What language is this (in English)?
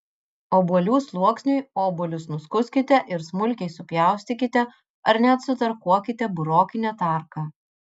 Lithuanian